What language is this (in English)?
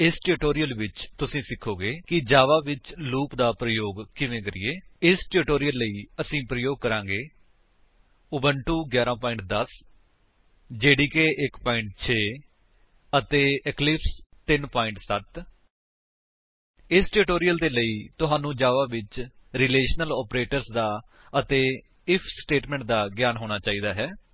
Punjabi